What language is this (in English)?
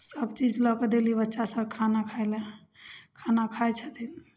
Maithili